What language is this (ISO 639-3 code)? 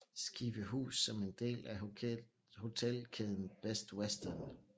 dan